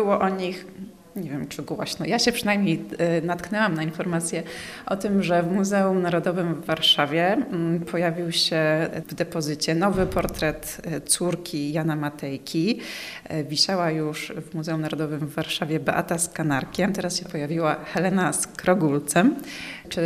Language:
Polish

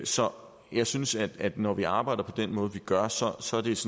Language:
Danish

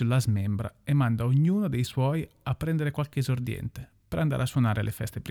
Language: Italian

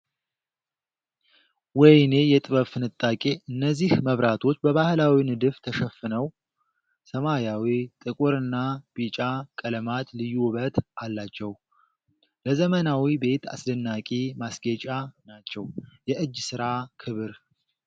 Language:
Amharic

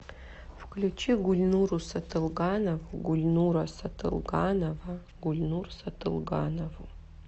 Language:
Russian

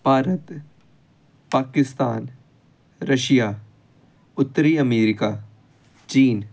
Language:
Punjabi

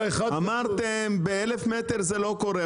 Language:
Hebrew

